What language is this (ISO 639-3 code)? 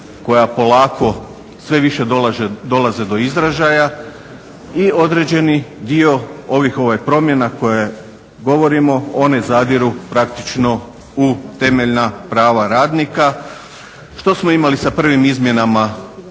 hrv